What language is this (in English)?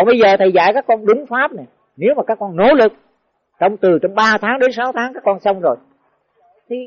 Vietnamese